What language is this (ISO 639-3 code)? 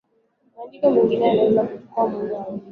swa